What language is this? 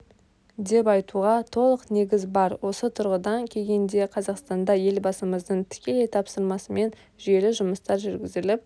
Kazakh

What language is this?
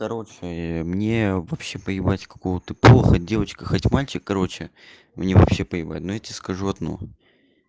Russian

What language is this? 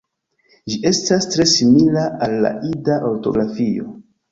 Esperanto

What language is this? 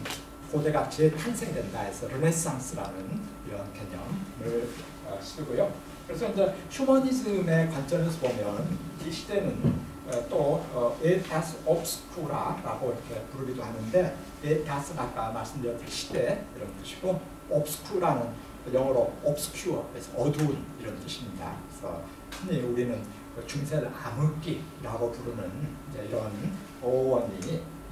Korean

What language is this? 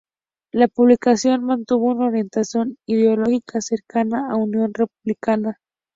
Spanish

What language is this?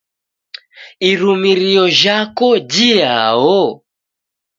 Taita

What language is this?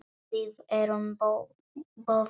Icelandic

